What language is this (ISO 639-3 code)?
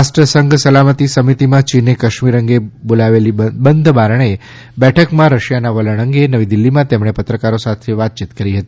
guj